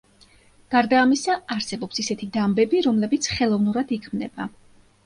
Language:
Georgian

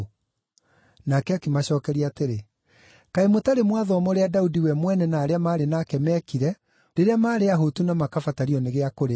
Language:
Kikuyu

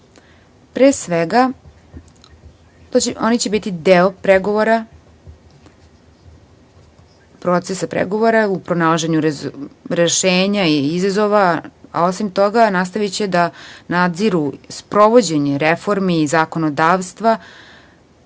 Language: Serbian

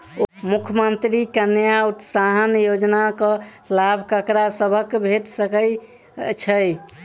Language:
Maithili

